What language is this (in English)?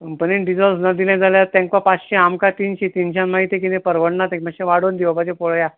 Konkani